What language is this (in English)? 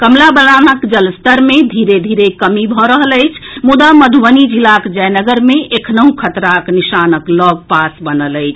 Maithili